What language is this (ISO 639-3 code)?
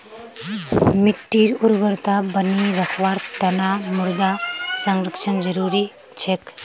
mag